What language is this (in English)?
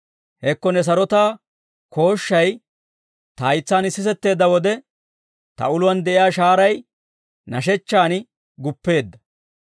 Dawro